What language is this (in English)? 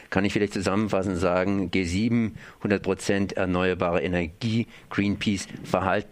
German